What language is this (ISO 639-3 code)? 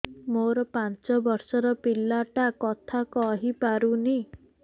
ori